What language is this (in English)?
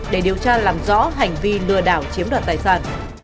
Vietnamese